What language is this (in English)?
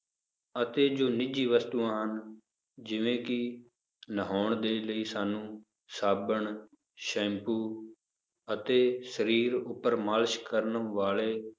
Punjabi